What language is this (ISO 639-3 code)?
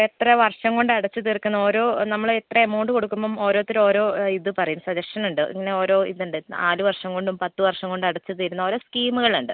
mal